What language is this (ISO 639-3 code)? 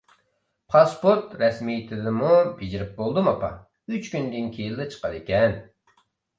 uig